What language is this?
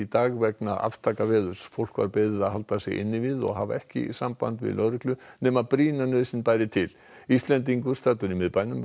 Icelandic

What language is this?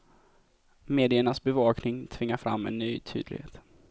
Swedish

